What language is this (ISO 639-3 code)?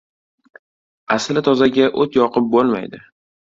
uzb